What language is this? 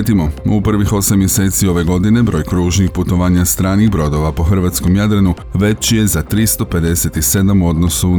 Croatian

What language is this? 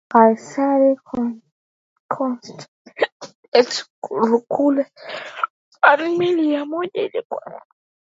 Swahili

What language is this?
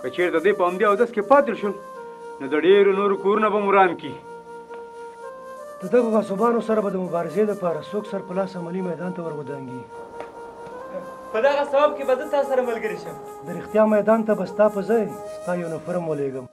Arabic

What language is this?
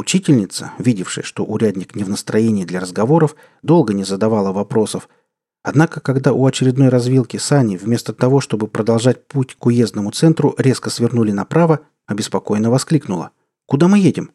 Russian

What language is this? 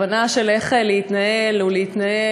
Hebrew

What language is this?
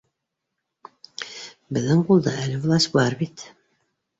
Bashkir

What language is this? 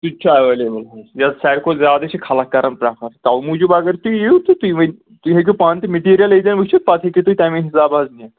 Kashmiri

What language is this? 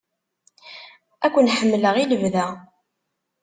Kabyle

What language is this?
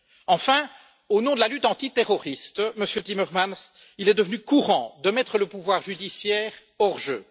French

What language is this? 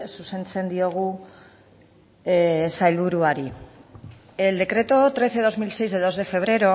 Spanish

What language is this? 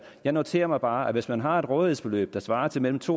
Danish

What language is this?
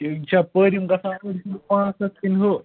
Kashmiri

